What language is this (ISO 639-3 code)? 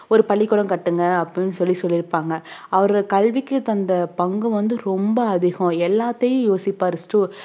tam